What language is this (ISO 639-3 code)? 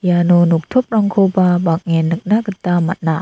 grt